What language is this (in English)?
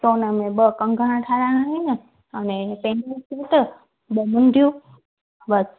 Sindhi